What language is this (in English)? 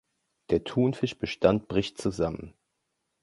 German